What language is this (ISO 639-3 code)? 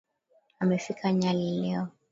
swa